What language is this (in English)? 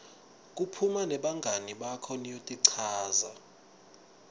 Swati